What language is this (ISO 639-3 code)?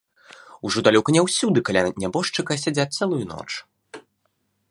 bel